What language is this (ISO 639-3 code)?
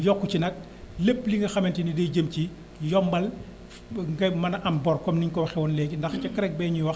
wol